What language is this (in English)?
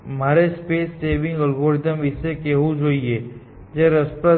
Gujarati